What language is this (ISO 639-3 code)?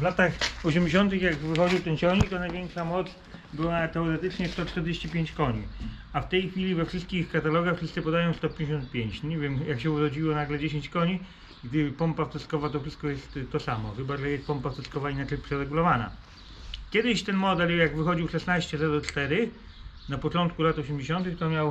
pol